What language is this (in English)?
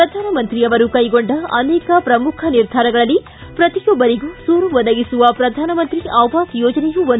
Kannada